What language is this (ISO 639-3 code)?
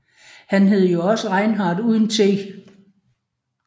dan